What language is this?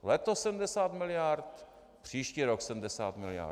Czech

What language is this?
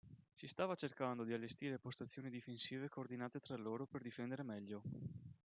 Italian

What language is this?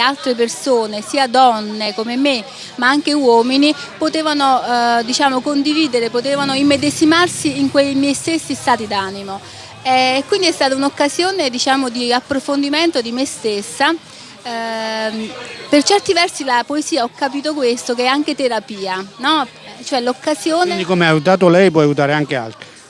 Italian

